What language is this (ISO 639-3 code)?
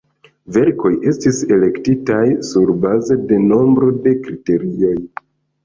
epo